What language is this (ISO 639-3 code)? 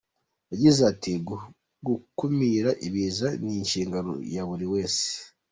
kin